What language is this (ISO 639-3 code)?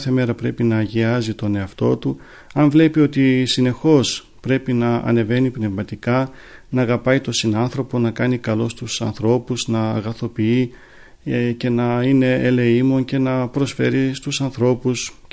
ell